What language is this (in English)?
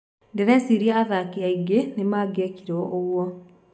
Kikuyu